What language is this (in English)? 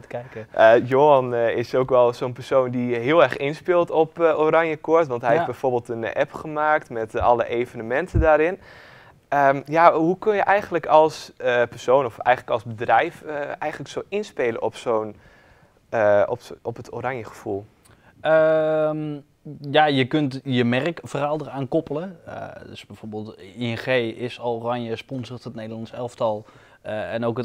Dutch